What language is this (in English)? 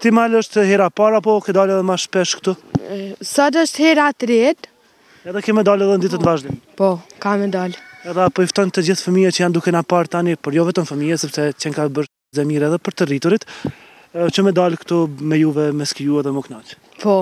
Romanian